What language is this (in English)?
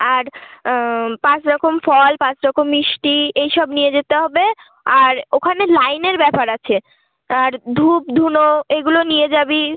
Bangla